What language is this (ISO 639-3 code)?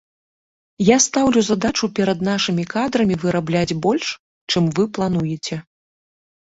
bel